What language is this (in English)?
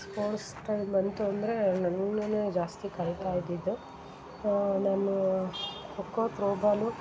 Kannada